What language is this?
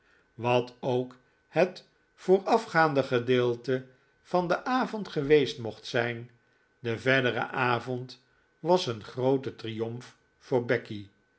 Dutch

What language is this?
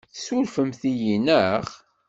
Kabyle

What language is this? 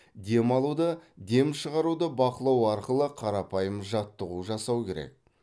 Kazakh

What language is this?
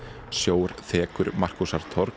Icelandic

